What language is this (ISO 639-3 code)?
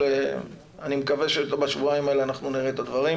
heb